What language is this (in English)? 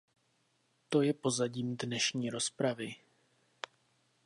Czech